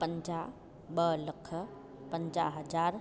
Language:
Sindhi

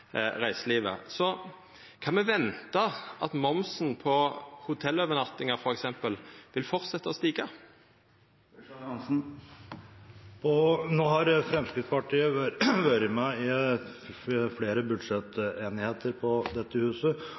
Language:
Norwegian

